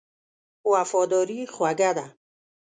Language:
Pashto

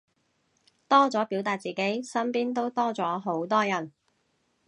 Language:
Cantonese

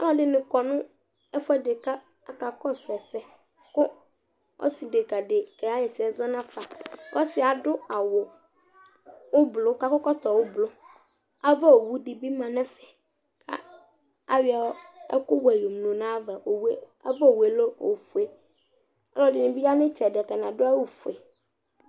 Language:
Ikposo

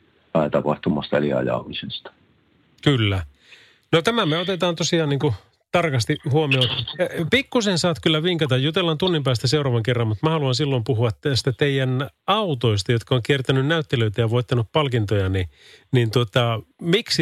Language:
Finnish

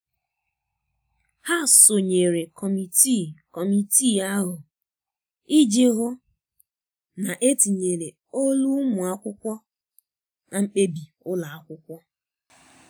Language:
Igbo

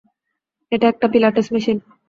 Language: Bangla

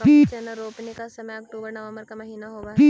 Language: Magahi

